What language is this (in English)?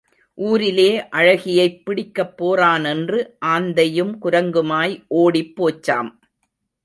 Tamil